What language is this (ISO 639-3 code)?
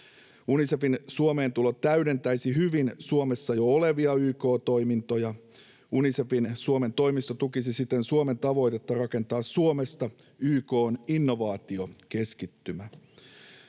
fin